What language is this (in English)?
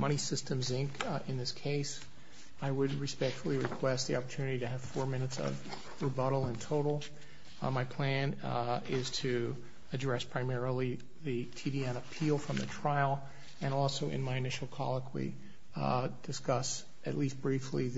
English